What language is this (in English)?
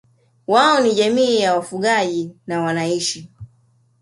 Swahili